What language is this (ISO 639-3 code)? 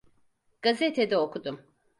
tur